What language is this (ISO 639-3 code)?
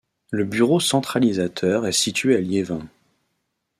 fra